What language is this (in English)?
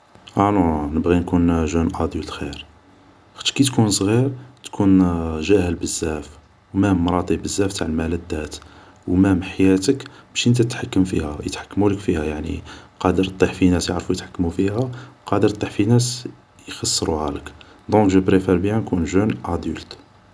Algerian Arabic